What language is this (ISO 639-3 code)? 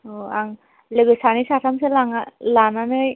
brx